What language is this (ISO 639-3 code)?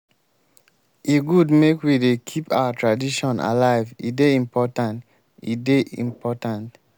pcm